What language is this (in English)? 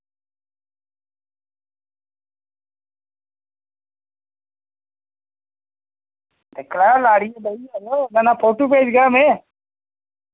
Dogri